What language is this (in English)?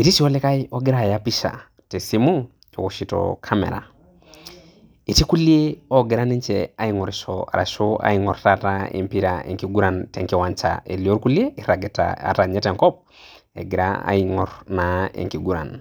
Masai